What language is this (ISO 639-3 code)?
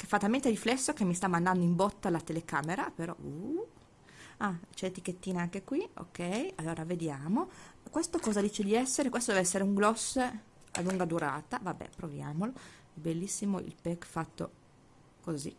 ita